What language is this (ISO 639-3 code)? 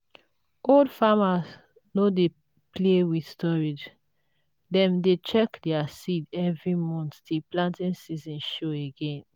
pcm